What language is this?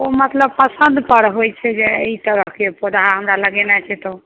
Maithili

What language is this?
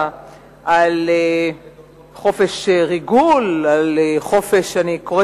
Hebrew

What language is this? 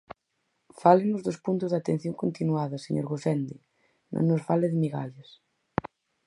Galician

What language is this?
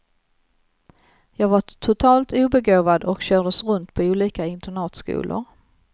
Swedish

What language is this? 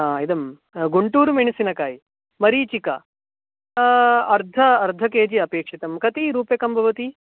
Sanskrit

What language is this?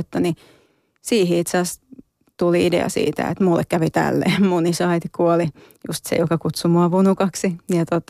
Finnish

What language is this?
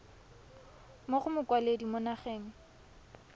Tswana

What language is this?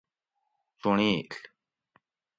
Gawri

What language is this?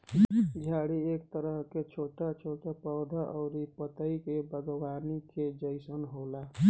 Bhojpuri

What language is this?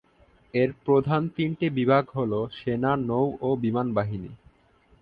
Bangla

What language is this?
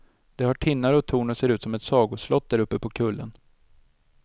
Swedish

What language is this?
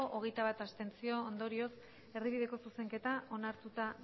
Basque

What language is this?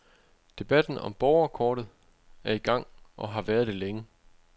Danish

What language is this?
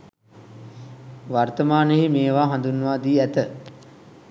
Sinhala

